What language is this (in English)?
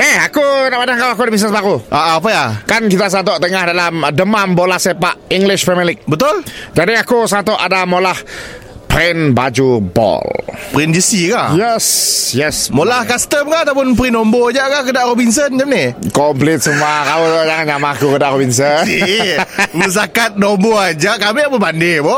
Malay